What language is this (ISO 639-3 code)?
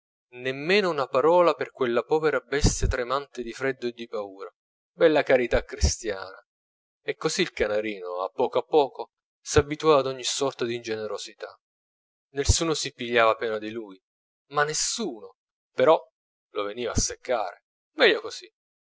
ita